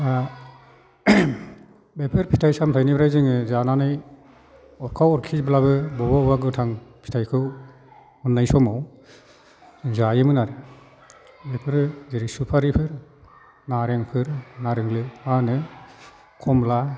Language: Bodo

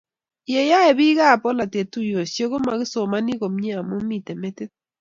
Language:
Kalenjin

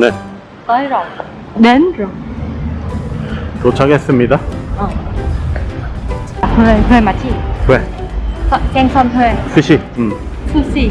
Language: Korean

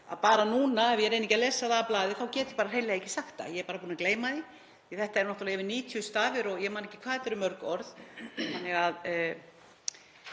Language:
Icelandic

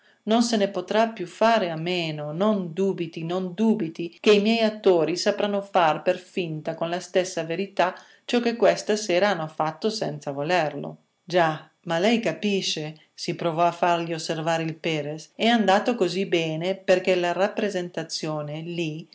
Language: Italian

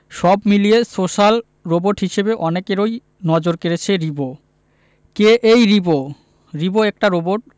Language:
Bangla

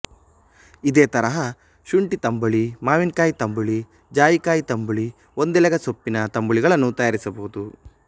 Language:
Kannada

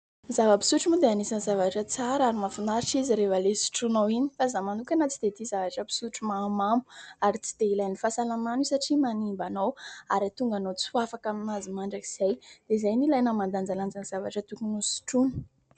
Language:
Malagasy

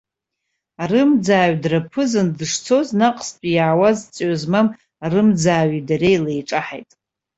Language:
Abkhazian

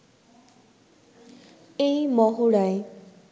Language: Bangla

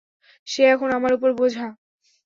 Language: Bangla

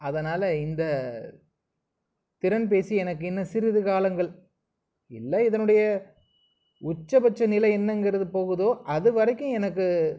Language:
Tamil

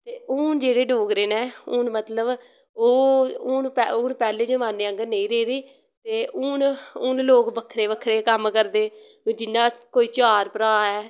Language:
Dogri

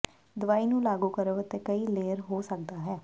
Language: Punjabi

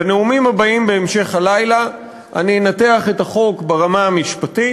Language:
Hebrew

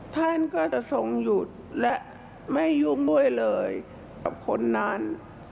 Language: Thai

